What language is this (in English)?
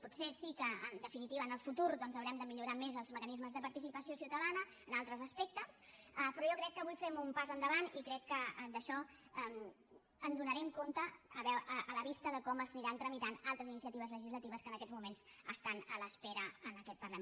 Catalan